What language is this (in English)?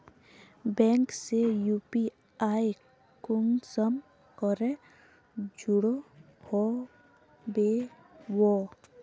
Magahi